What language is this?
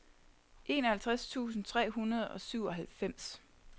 Danish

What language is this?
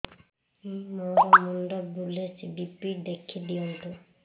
Odia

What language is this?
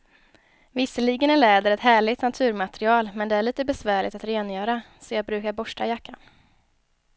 Swedish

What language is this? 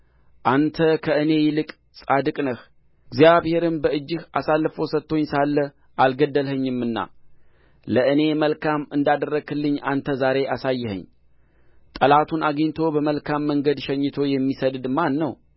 Amharic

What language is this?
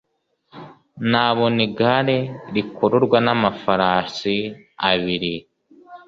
Kinyarwanda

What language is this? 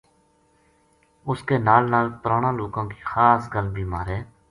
Gujari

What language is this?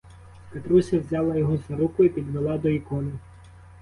Ukrainian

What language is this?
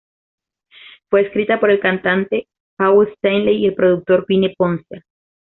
Spanish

